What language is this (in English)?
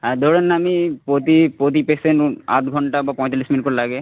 Bangla